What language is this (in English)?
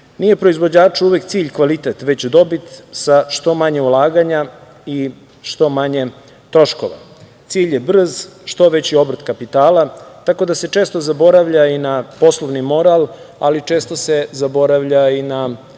Serbian